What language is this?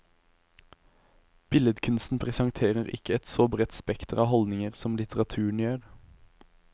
Norwegian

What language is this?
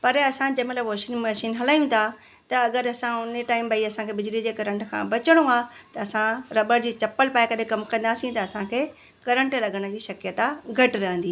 Sindhi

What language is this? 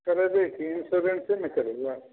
Maithili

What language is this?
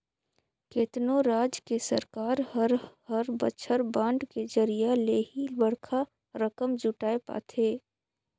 Chhattisgarhi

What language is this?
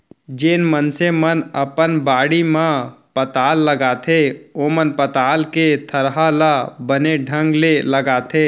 Chhattisgarhi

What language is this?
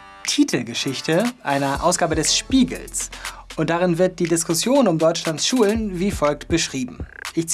German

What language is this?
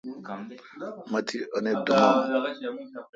Kalkoti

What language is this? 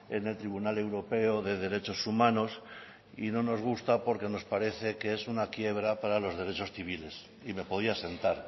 Spanish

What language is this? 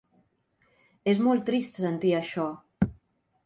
Catalan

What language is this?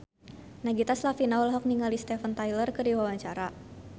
Sundanese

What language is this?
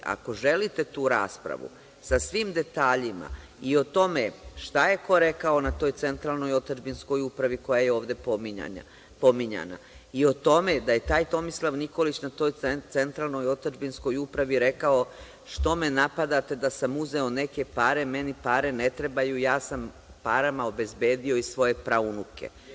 Serbian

